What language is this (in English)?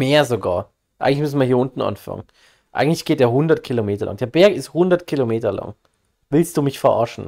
German